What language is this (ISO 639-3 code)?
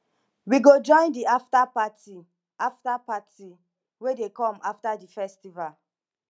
pcm